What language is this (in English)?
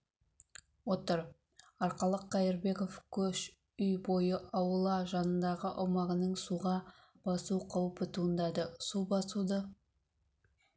Kazakh